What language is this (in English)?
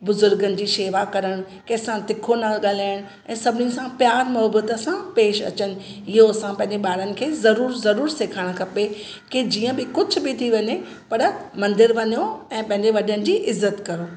Sindhi